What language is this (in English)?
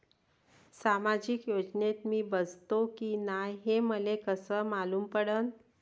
Marathi